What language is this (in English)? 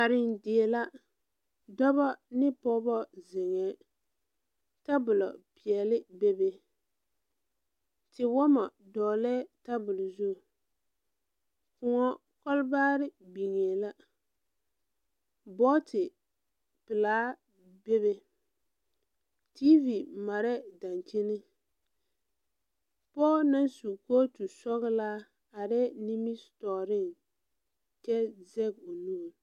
Southern Dagaare